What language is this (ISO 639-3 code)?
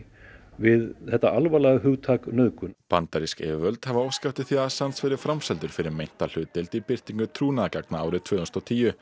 isl